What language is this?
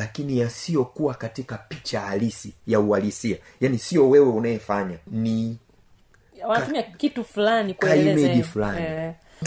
Swahili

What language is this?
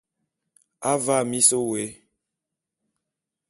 Bulu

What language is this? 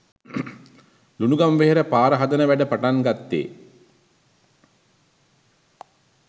Sinhala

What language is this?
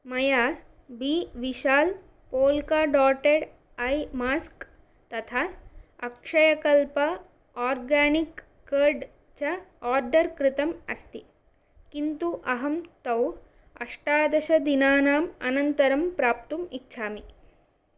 Sanskrit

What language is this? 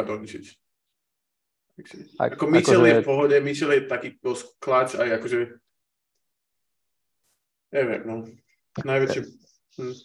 Slovak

